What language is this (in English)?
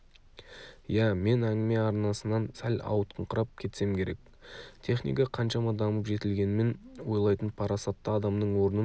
Kazakh